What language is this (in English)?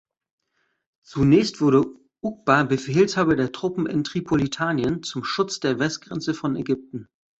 German